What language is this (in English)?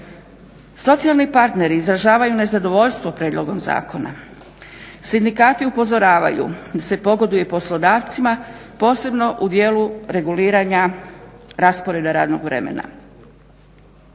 Croatian